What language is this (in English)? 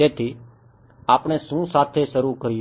Gujarati